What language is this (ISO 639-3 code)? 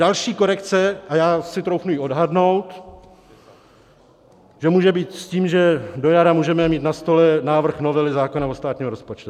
ces